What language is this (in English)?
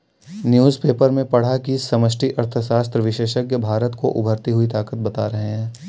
Hindi